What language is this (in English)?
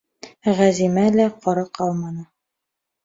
Bashkir